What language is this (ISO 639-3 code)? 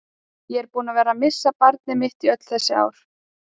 isl